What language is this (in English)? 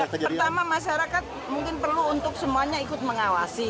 Indonesian